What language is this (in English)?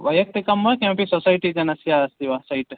Sanskrit